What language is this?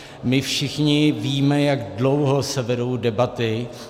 Czech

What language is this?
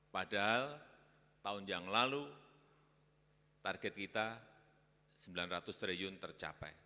Indonesian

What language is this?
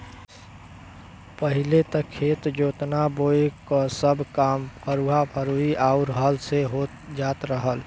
Bhojpuri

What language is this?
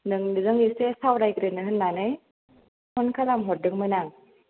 Bodo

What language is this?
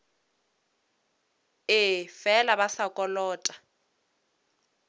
Northern Sotho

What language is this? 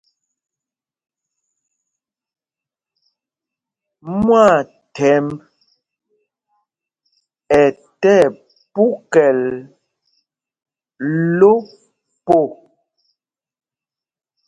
Mpumpong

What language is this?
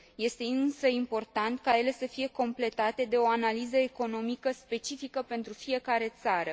Romanian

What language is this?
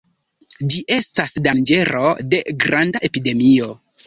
Esperanto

